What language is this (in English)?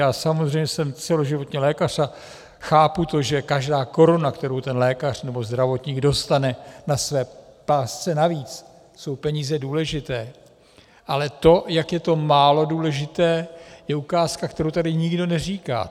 Czech